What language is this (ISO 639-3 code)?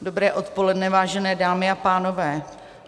ces